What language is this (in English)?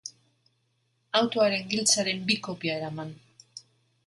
Basque